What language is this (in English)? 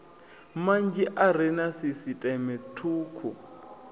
Venda